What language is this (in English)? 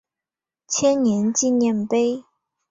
Chinese